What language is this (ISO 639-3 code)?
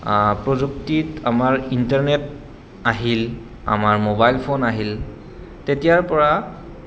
asm